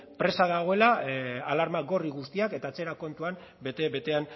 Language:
Basque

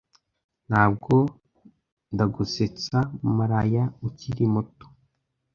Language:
Kinyarwanda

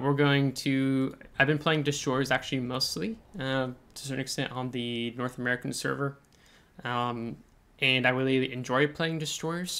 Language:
English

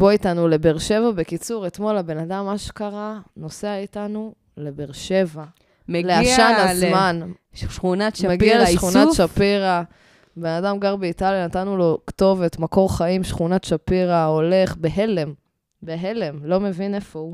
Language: Hebrew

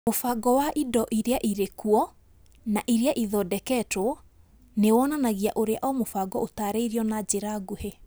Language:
Kikuyu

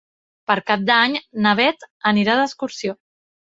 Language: Catalan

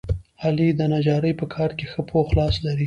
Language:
Pashto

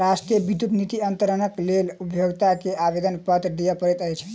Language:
Maithili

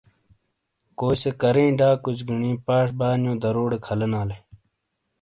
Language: Shina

